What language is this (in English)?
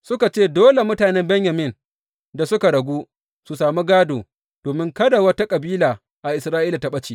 Hausa